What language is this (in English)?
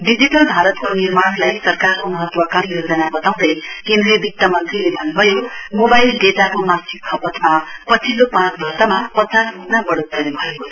Nepali